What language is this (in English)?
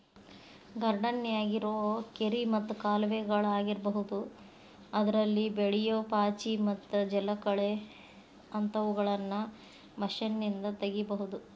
Kannada